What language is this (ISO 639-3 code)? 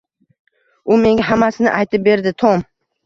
uzb